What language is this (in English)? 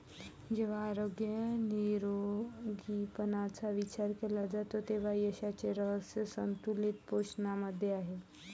Marathi